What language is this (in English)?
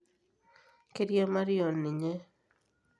Masai